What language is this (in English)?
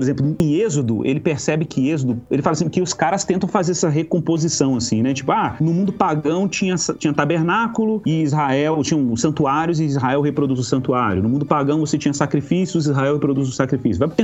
Portuguese